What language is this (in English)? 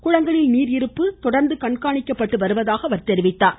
Tamil